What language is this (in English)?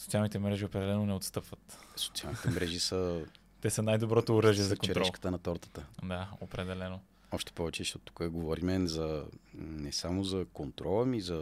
Bulgarian